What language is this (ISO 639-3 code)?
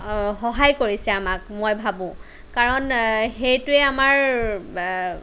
asm